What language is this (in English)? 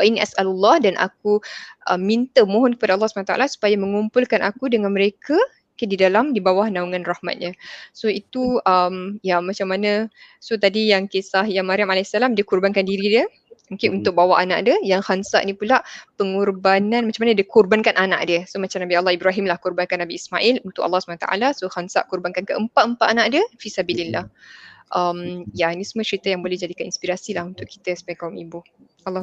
Malay